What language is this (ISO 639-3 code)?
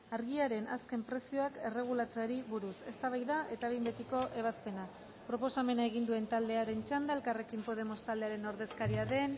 eus